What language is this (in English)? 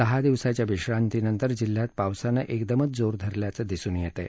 Marathi